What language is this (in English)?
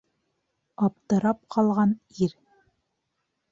Bashkir